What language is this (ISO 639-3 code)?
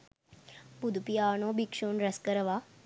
sin